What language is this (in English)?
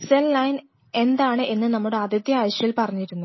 Malayalam